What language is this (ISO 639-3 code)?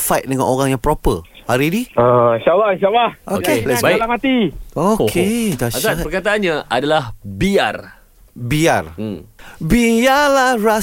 msa